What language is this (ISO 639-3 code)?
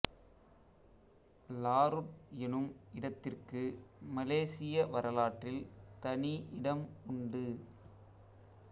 tam